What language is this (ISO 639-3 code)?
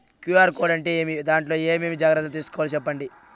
tel